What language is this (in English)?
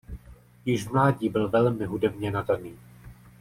Czech